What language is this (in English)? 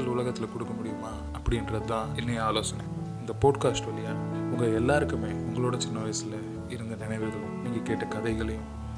Tamil